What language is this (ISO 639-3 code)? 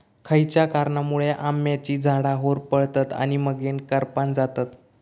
mar